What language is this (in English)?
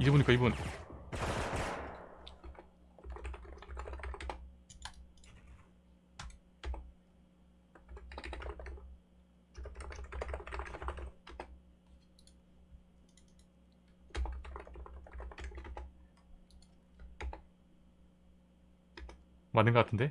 Korean